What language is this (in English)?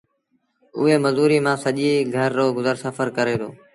Sindhi Bhil